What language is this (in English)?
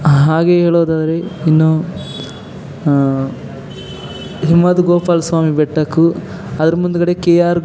Kannada